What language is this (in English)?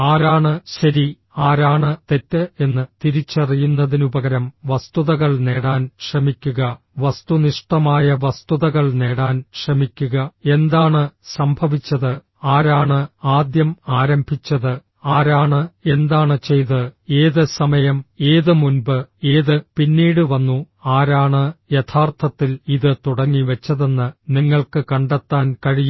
Malayalam